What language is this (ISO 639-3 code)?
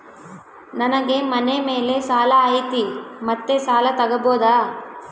kan